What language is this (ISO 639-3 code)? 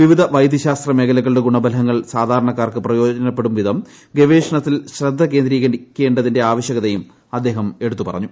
mal